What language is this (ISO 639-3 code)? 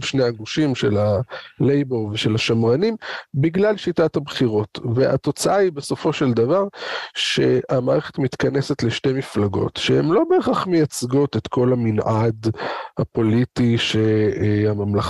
heb